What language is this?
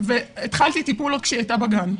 Hebrew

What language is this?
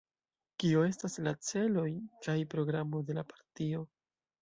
Esperanto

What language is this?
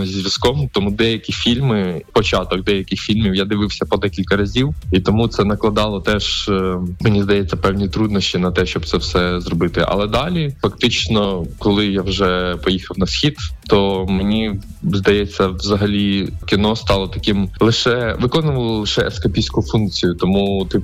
Ukrainian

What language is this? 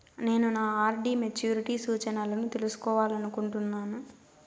Telugu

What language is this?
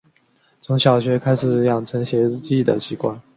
Chinese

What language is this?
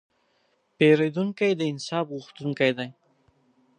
Pashto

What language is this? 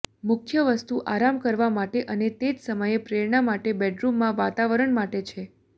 Gujarati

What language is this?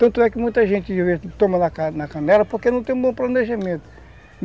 Portuguese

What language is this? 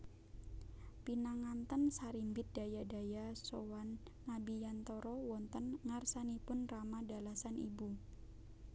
Javanese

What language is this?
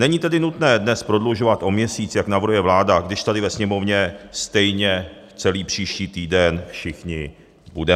Czech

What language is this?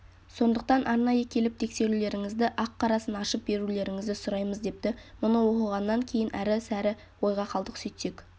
Kazakh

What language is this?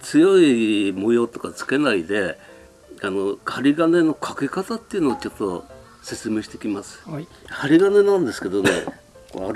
Japanese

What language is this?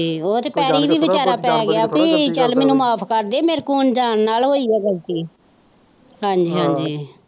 Punjabi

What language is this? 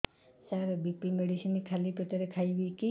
Odia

